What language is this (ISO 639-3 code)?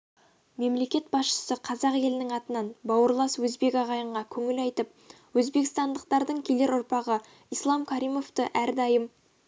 kaz